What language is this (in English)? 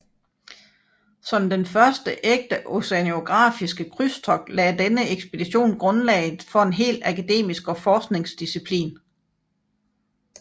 Danish